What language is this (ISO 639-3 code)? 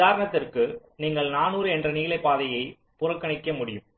tam